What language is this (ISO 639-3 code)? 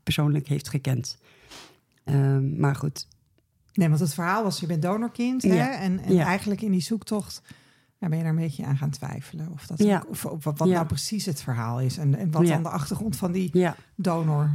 nld